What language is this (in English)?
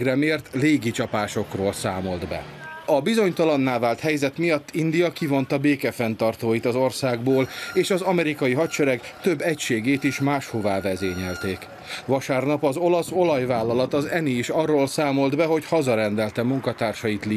Hungarian